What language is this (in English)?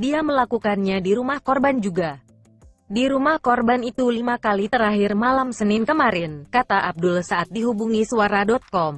Indonesian